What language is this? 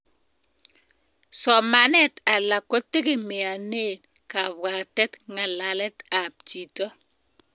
Kalenjin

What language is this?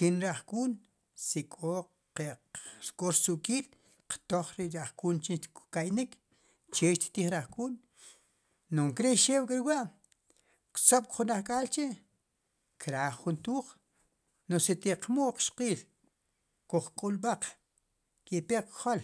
Sipacapense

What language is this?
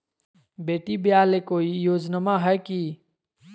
Magahi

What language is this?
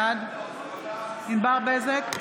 Hebrew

